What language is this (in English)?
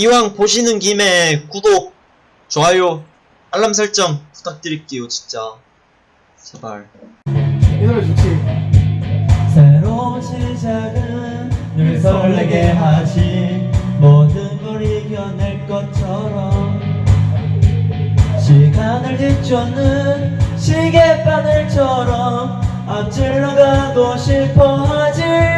Korean